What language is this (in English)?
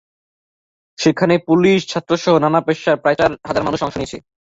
Bangla